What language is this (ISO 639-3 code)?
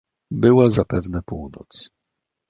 pol